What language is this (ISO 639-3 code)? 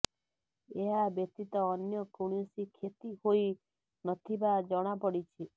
ori